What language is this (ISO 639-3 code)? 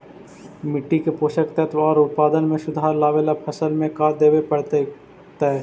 mag